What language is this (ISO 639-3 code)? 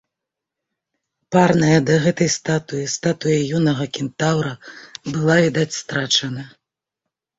bel